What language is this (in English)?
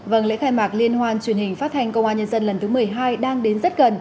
Vietnamese